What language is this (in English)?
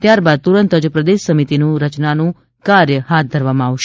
Gujarati